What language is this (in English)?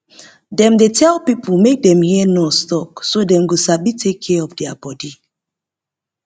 Nigerian Pidgin